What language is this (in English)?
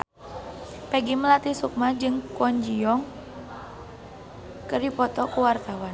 Sundanese